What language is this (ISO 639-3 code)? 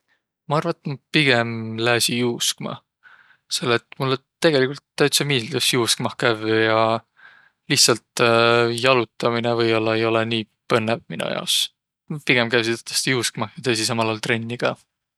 vro